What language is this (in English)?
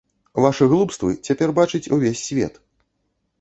Belarusian